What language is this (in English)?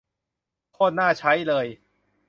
Thai